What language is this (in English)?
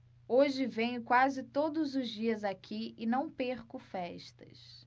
Portuguese